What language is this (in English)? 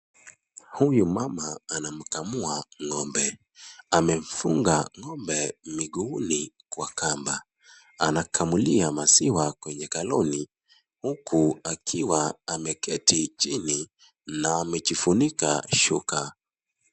Swahili